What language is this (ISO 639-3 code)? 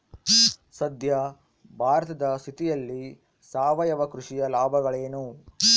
kan